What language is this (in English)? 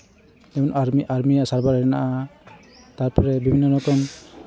Santali